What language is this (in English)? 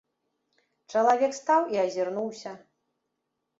Belarusian